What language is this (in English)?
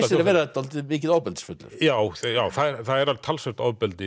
Icelandic